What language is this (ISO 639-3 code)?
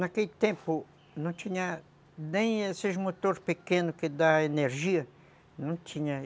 por